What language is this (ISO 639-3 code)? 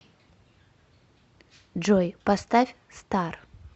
rus